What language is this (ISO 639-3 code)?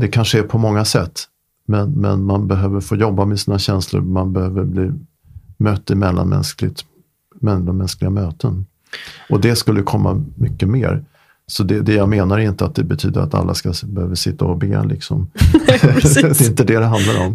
swe